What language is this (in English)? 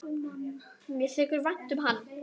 Icelandic